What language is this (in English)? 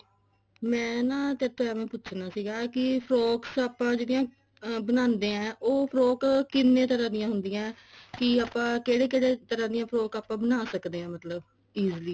Punjabi